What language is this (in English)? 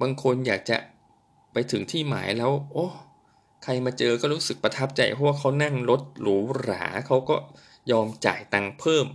Thai